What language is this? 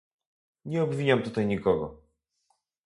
Polish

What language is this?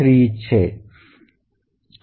Gujarati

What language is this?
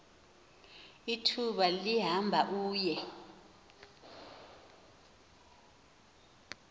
Xhosa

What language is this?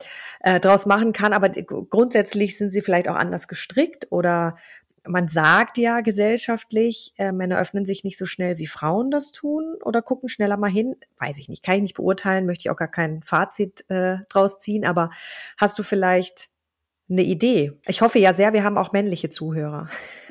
German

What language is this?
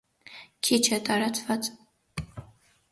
Armenian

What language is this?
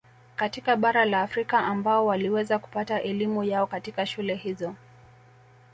Swahili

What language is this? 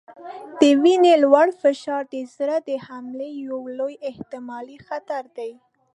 Pashto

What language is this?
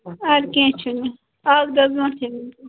Kashmiri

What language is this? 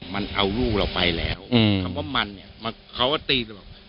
Thai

